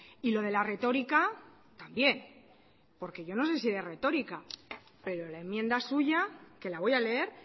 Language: Spanish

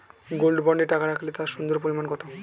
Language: Bangla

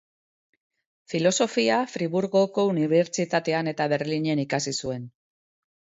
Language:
Basque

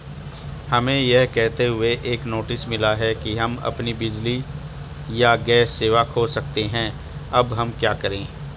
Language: Hindi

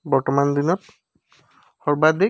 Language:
Assamese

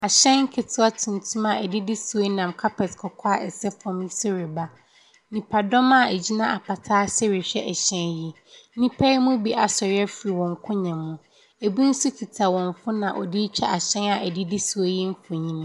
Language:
Akan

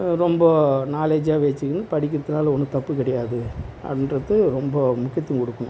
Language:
Tamil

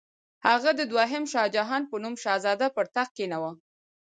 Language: Pashto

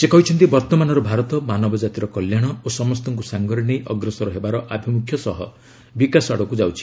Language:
Odia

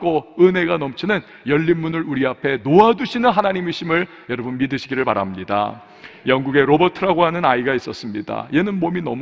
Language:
Korean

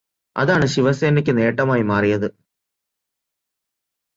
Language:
Malayalam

